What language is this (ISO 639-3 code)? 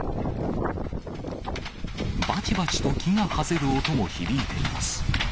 jpn